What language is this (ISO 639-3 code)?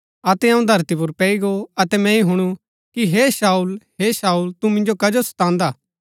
gbk